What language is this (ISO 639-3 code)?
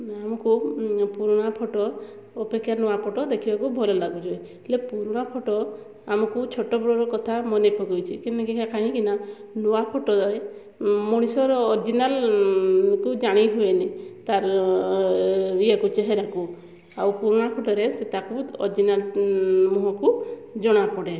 ori